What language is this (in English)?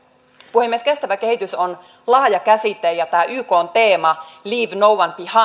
Finnish